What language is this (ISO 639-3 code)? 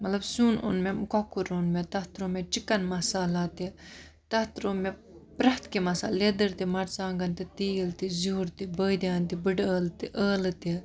kas